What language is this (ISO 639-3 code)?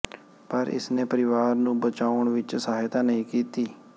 pan